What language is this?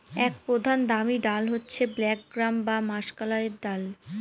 Bangla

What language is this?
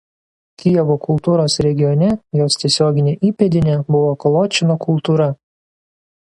Lithuanian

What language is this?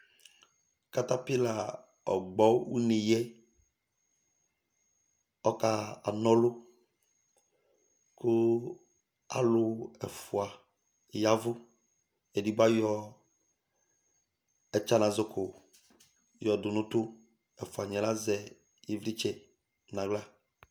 Ikposo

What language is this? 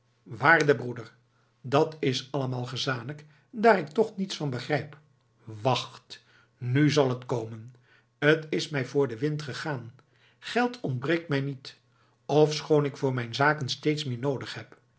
Dutch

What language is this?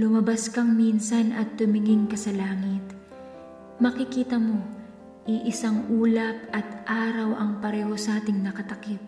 Filipino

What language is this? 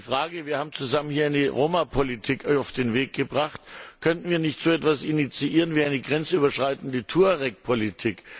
German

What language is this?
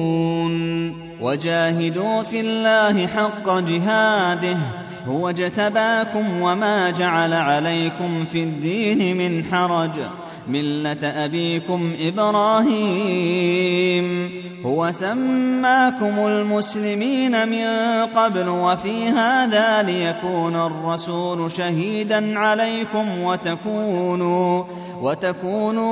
Arabic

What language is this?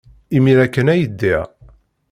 Kabyle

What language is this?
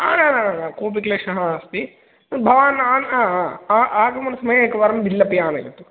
Sanskrit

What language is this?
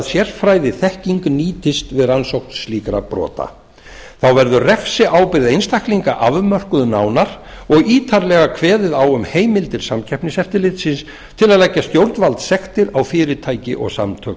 Icelandic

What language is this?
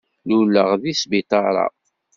Kabyle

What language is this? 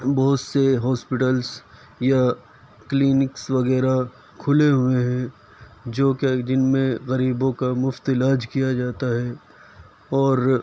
Urdu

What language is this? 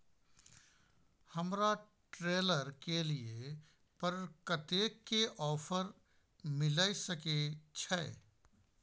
Maithili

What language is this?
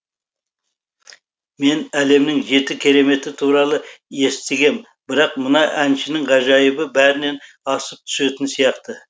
Kazakh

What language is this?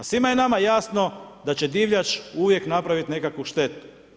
Croatian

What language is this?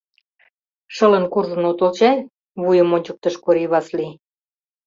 Mari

